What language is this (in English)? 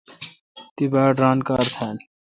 Kalkoti